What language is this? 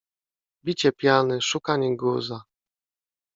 Polish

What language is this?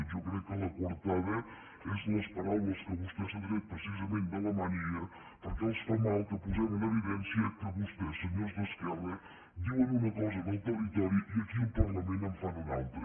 Catalan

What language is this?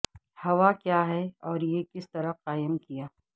Urdu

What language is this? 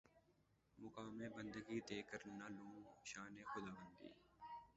Urdu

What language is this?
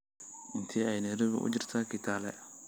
Somali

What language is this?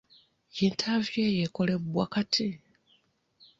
Ganda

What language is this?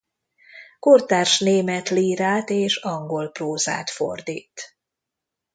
Hungarian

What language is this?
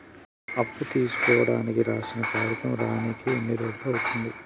Telugu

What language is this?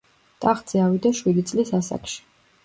Georgian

